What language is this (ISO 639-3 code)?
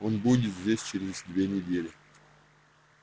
rus